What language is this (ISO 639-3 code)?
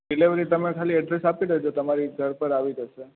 guj